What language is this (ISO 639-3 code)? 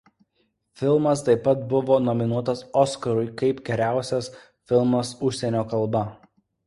lit